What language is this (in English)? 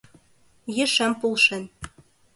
Mari